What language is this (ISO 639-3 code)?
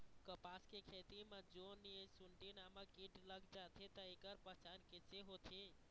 hne